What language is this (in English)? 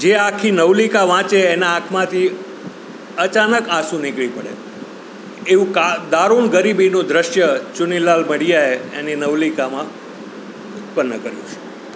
Gujarati